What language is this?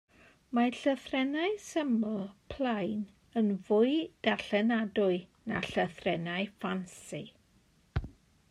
Welsh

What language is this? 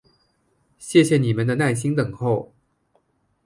Chinese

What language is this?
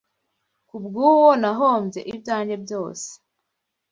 Kinyarwanda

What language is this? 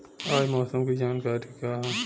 Bhojpuri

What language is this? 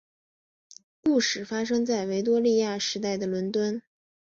Chinese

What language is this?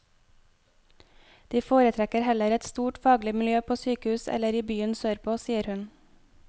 Norwegian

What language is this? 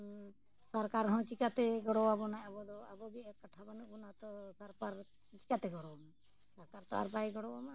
Santali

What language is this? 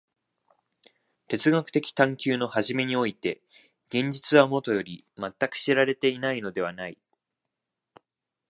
Japanese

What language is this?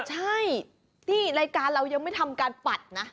Thai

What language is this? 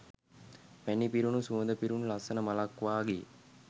Sinhala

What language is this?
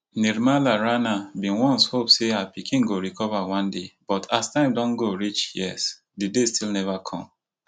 Nigerian Pidgin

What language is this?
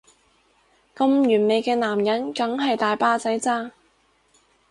Cantonese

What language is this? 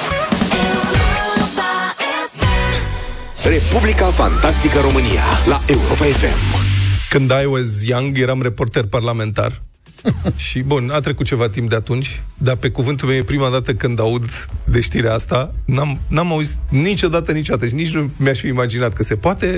Romanian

